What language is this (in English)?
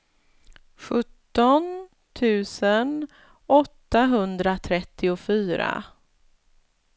Swedish